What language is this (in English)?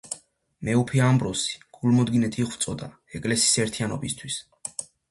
Georgian